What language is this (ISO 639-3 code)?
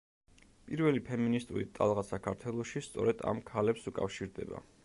kat